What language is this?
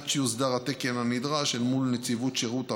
Hebrew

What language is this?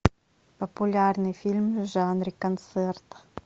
Russian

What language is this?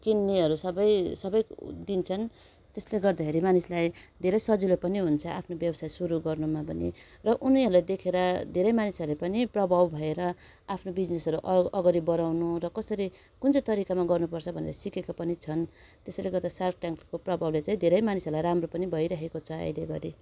Nepali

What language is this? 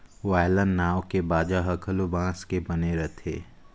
Chhattisgarhi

